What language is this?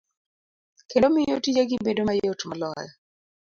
Luo (Kenya and Tanzania)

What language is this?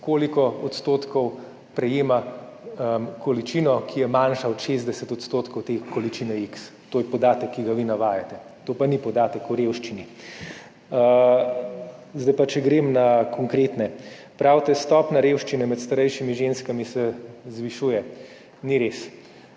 Slovenian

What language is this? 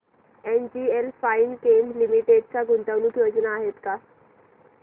Marathi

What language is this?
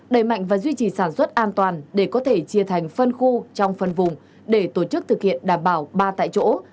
Vietnamese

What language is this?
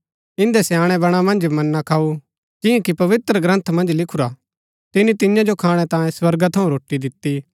Gaddi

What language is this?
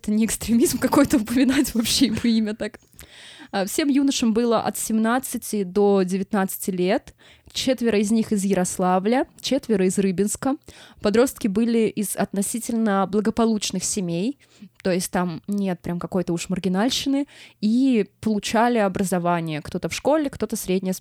Russian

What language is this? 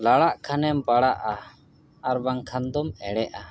Santali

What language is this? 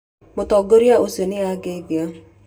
Kikuyu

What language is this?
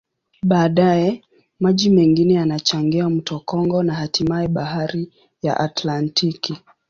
Swahili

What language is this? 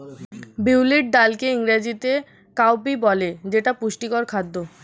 Bangla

